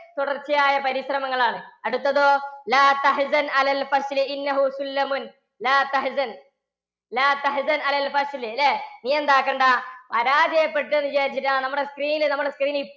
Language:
Malayalam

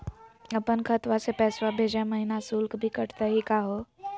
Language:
Magahi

